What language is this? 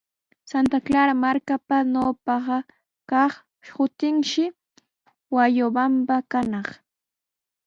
Sihuas Ancash Quechua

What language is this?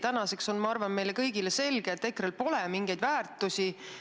Estonian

